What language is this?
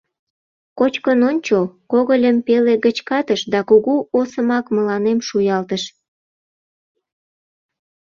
Mari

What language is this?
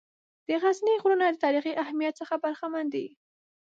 Pashto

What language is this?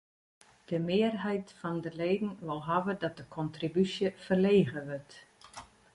Western Frisian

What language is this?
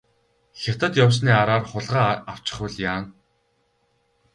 Mongolian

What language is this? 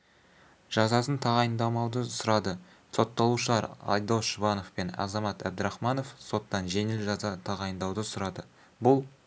Kazakh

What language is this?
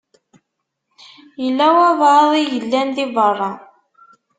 Kabyle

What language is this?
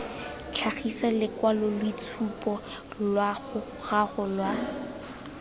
Tswana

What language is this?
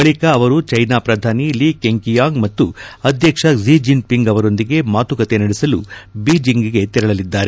Kannada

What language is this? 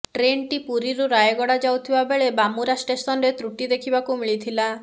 Odia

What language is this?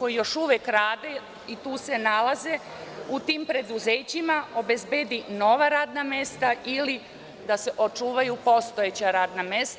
Serbian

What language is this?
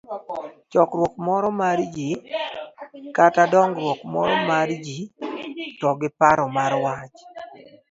Luo (Kenya and Tanzania)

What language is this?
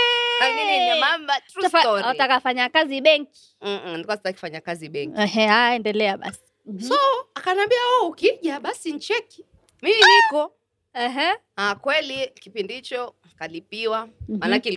Swahili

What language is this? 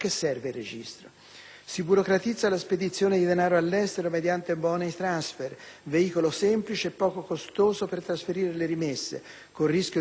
Italian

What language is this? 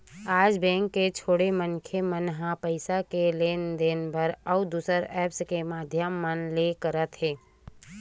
Chhattisgarhi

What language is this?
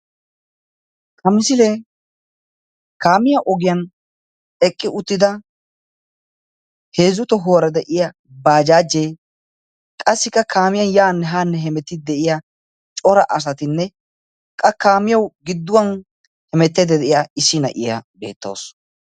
Wolaytta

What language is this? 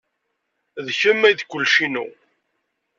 Kabyle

